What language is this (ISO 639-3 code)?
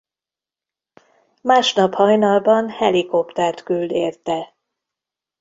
hun